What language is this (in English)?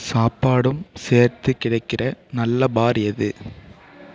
Tamil